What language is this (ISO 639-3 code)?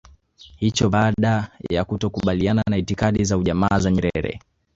swa